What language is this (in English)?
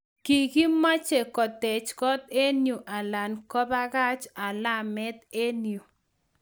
Kalenjin